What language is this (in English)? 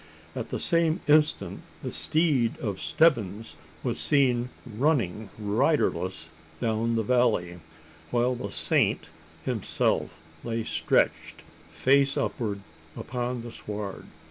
English